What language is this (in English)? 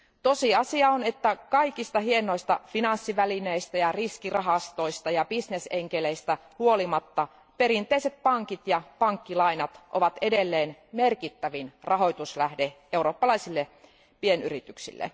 Finnish